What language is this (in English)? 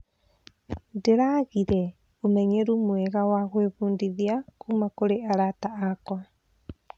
Kikuyu